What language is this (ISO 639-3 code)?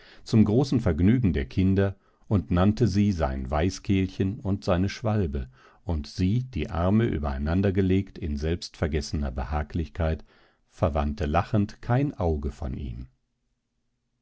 deu